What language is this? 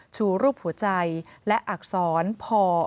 Thai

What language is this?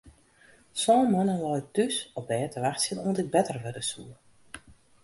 Western Frisian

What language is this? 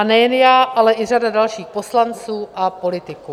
Czech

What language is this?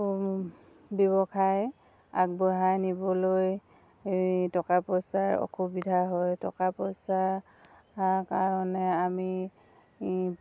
Assamese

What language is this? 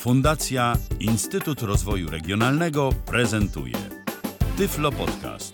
Polish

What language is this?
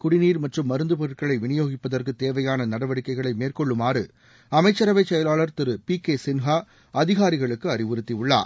Tamil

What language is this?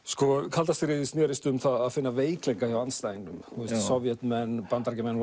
Icelandic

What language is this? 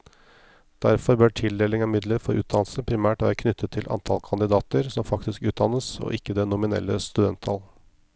Norwegian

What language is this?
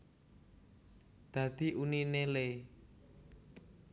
Javanese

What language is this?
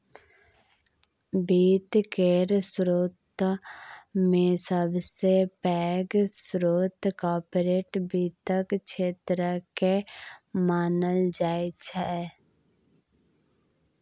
Maithili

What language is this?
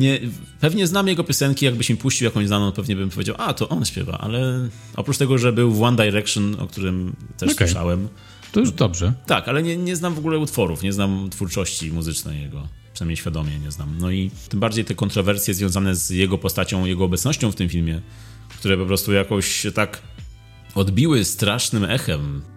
Polish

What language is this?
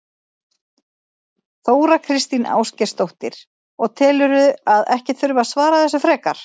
Icelandic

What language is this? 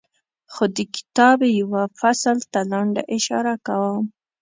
Pashto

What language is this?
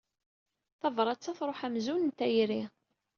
Kabyle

